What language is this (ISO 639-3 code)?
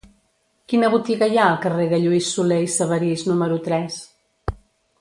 cat